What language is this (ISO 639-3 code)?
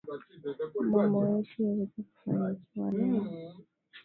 swa